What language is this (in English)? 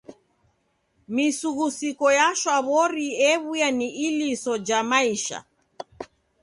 Taita